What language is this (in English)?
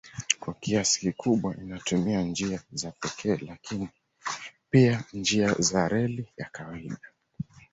Swahili